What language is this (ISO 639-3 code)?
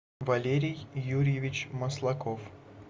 rus